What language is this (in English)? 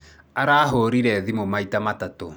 Kikuyu